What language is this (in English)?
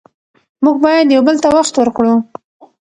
Pashto